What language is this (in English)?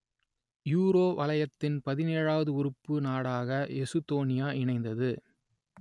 Tamil